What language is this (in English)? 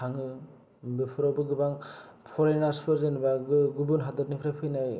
Bodo